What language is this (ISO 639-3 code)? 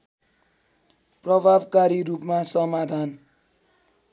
nep